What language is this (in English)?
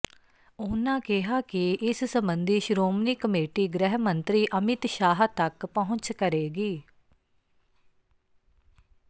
Punjabi